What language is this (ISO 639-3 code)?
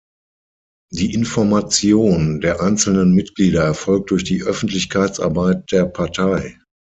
deu